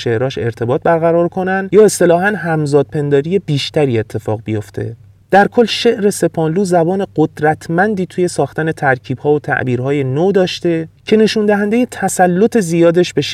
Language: Persian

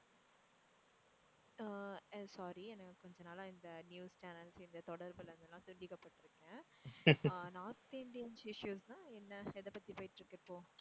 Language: Tamil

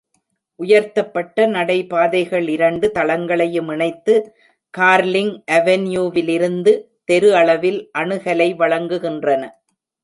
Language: Tamil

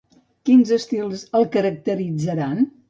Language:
Catalan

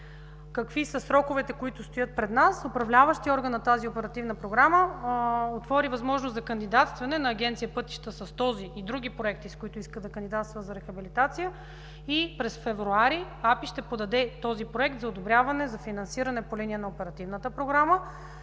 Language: Bulgarian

